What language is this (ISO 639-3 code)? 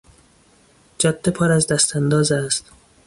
fas